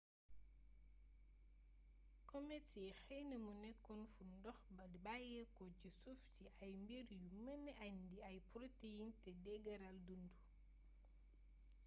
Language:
Wolof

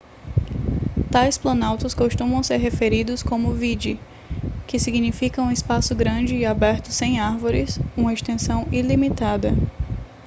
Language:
Portuguese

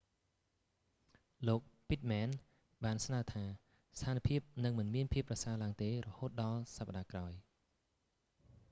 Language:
Khmer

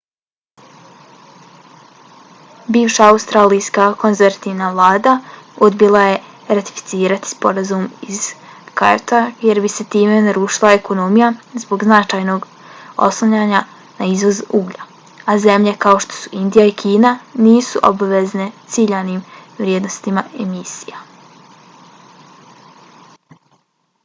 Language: Bosnian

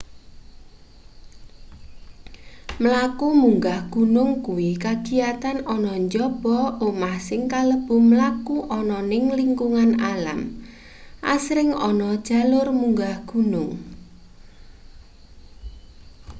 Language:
Javanese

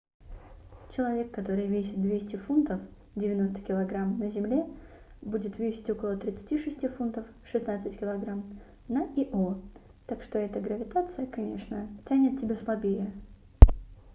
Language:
Russian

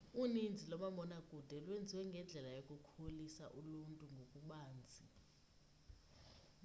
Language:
Xhosa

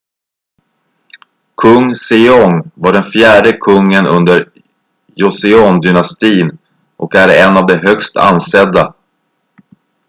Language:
Swedish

